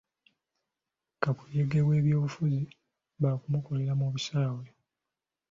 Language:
Ganda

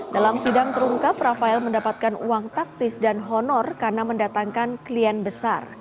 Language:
Indonesian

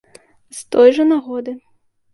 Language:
Belarusian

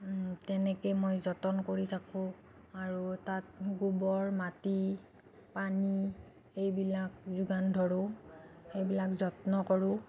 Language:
Assamese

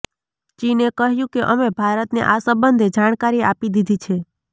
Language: Gujarati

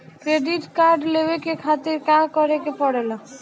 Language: Bhojpuri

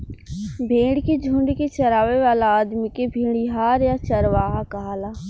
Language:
Bhojpuri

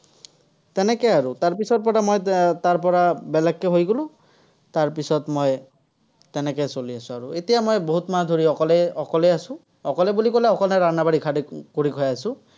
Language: Assamese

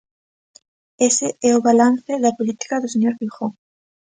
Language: Galician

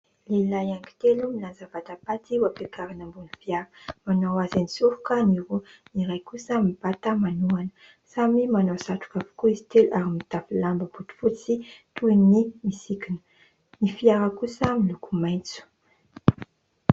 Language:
Malagasy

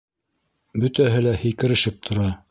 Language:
Bashkir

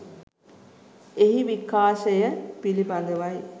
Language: Sinhala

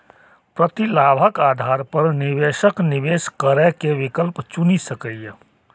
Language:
Maithili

